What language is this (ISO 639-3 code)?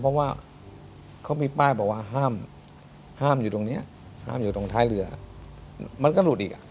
tha